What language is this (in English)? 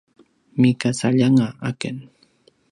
Paiwan